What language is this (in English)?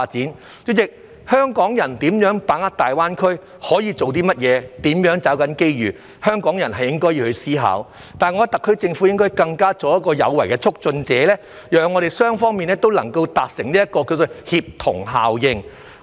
Cantonese